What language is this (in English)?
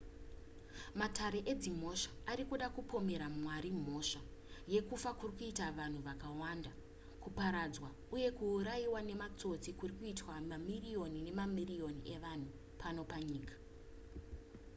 Shona